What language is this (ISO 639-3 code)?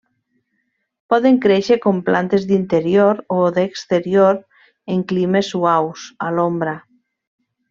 cat